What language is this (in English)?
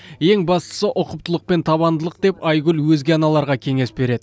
Kazakh